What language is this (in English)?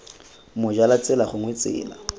Tswana